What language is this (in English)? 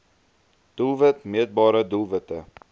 Afrikaans